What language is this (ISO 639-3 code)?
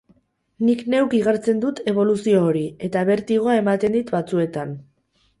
eus